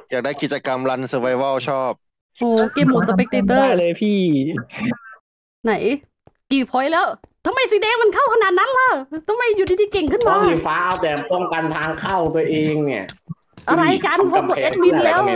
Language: Thai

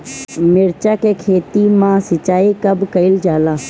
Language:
Bhojpuri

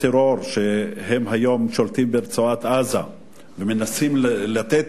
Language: Hebrew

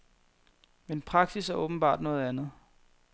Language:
Danish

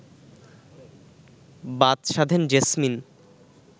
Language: Bangla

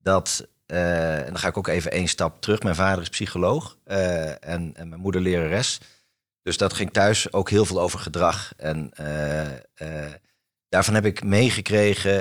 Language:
Dutch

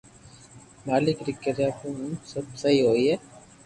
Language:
Loarki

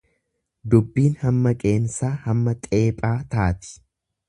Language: Oromo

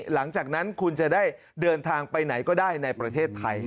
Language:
Thai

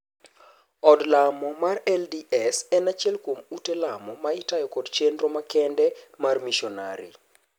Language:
Luo (Kenya and Tanzania)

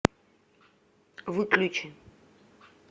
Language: Russian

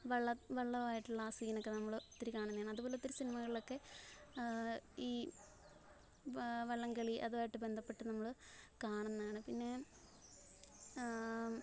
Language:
Malayalam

